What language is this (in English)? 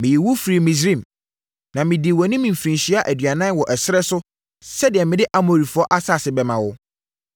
Akan